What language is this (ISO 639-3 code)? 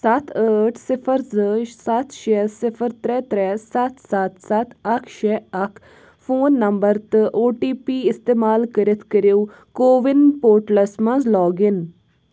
kas